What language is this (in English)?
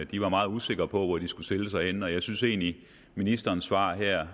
Danish